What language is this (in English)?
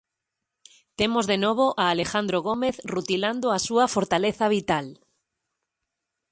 Galician